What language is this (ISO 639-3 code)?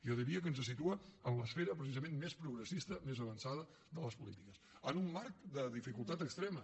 cat